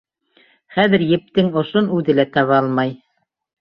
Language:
Bashkir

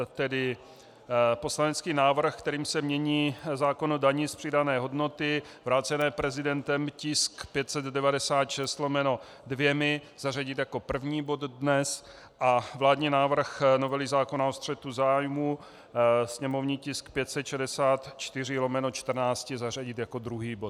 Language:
Czech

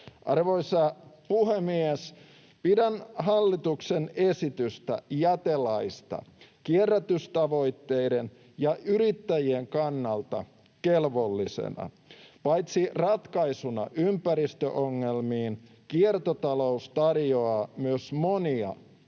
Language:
Finnish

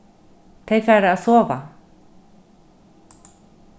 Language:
Faroese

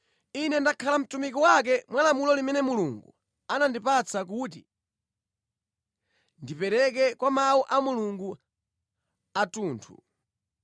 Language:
Nyanja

